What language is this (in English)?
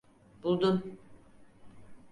Turkish